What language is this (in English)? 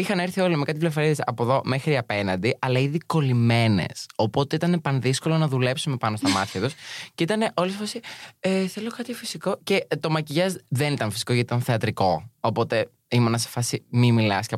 Greek